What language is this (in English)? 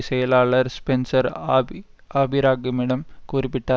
Tamil